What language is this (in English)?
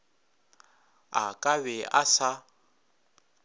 Northern Sotho